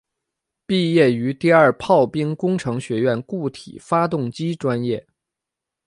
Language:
Chinese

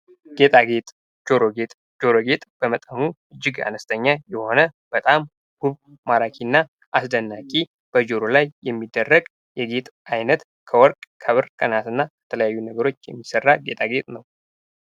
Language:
Amharic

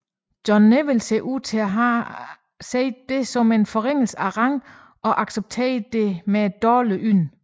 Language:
Danish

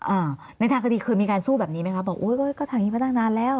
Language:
Thai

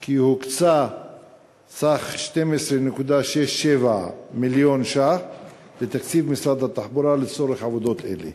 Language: Hebrew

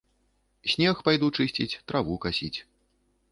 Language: Belarusian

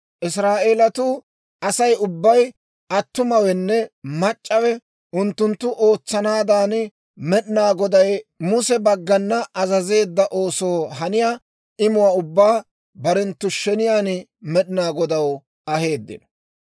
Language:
Dawro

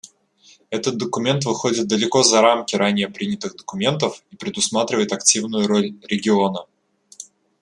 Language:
Russian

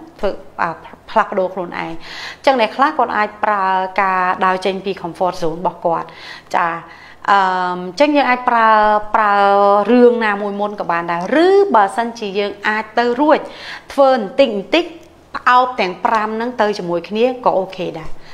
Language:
Thai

